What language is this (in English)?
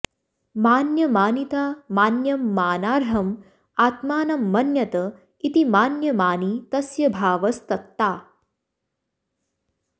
Sanskrit